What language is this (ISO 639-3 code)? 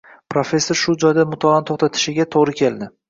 uzb